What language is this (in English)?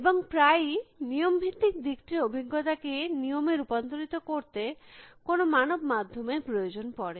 Bangla